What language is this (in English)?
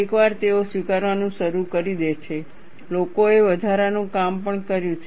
Gujarati